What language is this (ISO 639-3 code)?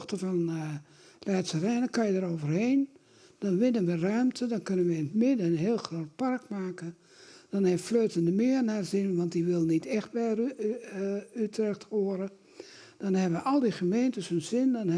nld